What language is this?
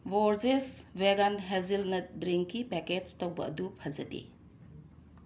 Manipuri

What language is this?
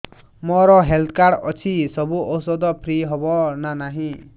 Odia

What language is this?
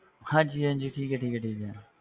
Punjabi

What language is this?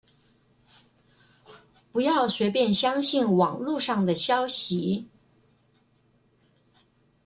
Chinese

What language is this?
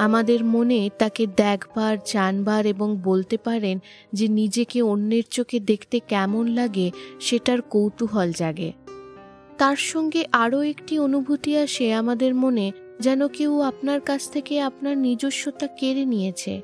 Bangla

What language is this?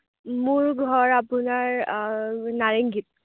Assamese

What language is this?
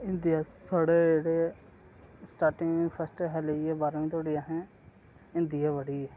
Dogri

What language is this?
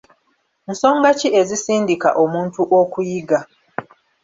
Ganda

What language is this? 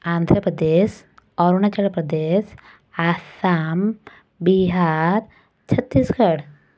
Odia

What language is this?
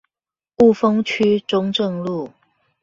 Chinese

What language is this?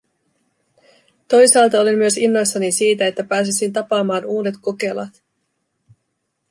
Finnish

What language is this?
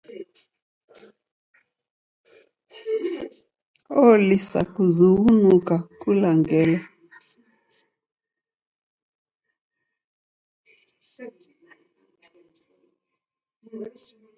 Taita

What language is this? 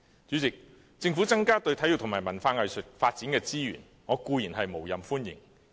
Cantonese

